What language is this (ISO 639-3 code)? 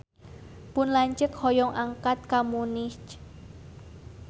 sun